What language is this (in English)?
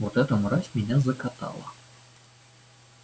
Russian